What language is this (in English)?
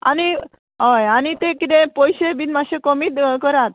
Konkani